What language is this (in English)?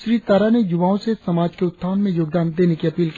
Hindi